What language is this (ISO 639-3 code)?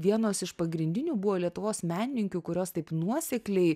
lit